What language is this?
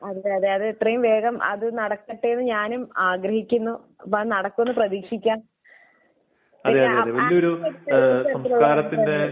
Malayalam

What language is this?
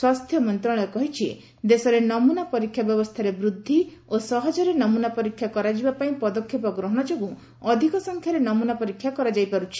Odia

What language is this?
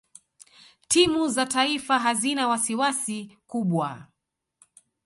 Swahili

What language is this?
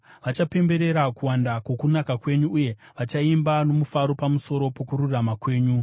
Shona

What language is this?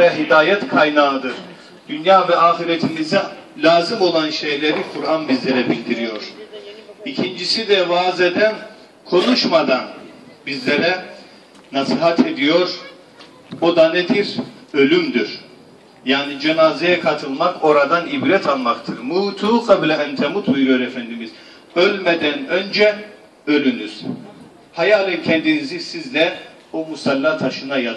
Turkish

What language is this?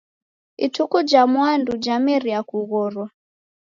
Taita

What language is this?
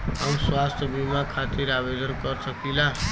Bhojpuri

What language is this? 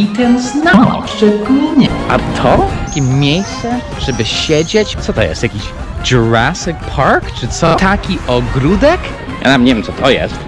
Polish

